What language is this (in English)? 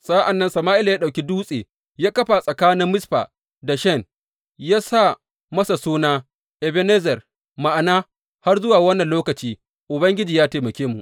Hausa